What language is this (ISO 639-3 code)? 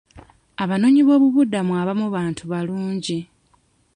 lug